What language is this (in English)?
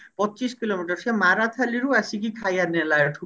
Odia